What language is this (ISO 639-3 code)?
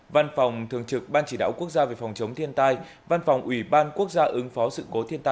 vie